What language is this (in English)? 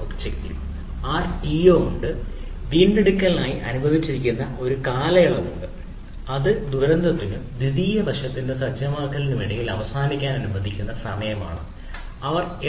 Malayalam